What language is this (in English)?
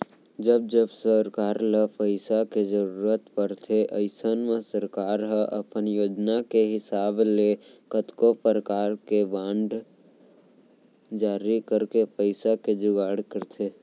Chhattisgarhi